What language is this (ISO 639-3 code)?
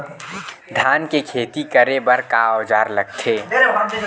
hne